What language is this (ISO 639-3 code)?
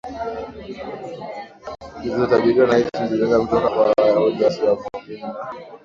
swa